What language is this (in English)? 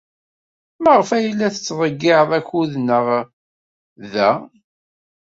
Kabyle